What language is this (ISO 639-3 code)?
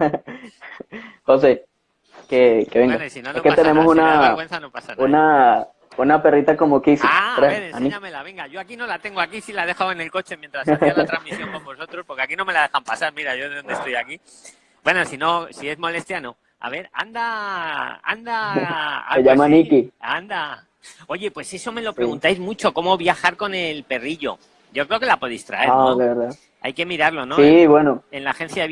spa